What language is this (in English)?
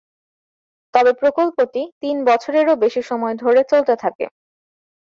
Bangla